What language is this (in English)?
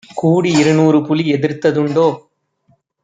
Tamil